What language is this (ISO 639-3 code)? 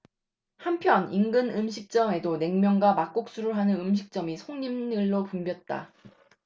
kor